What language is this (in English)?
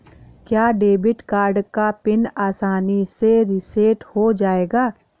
Hindi